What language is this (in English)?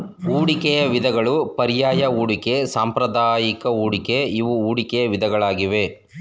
Kannada